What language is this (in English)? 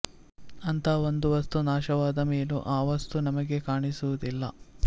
Kannada